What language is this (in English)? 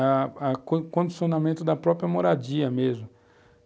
Portuguese